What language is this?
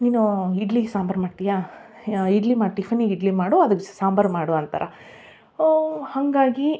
Kannada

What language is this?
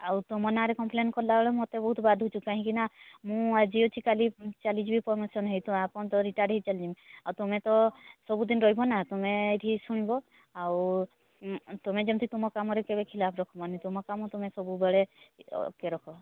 Odia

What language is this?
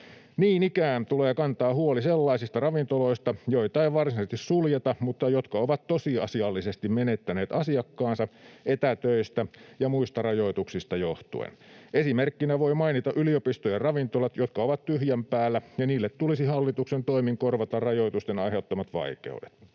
Finnish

